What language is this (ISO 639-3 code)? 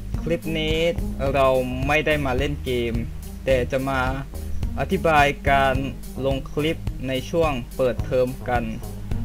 tha